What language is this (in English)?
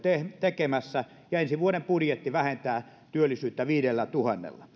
Finnish